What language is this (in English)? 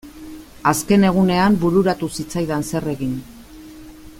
Basque